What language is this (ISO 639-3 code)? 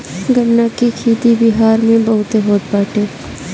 bho